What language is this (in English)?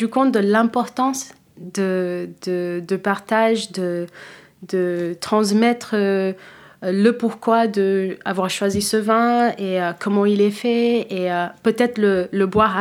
French